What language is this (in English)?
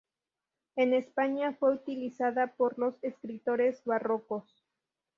Spanish